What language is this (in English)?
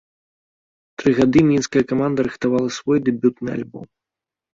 Belarusian